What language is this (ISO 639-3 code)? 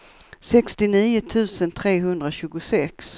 swe